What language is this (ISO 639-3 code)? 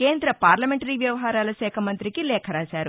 tel